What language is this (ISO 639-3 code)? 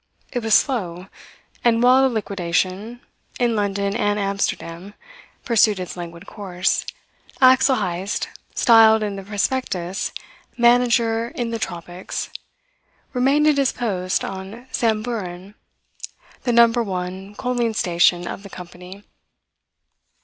eng